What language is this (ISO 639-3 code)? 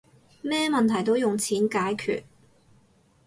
yue